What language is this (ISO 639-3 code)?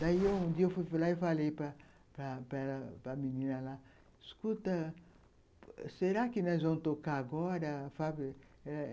por